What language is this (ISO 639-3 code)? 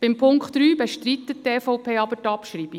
gsw